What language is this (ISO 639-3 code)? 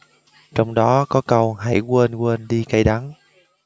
vie